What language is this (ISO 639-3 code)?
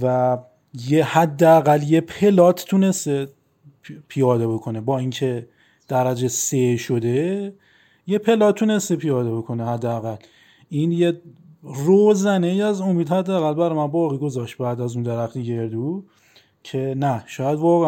fas